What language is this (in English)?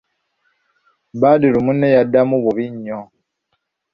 Ganda